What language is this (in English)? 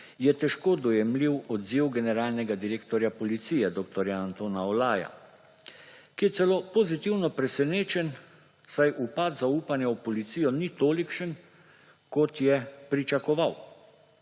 Slovenian